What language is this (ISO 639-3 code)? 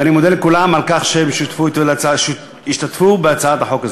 heb